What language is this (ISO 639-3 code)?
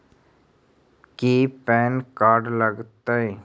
mag